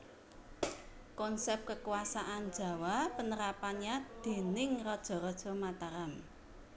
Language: Javanese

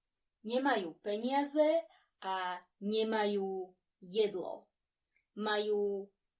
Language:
Slovak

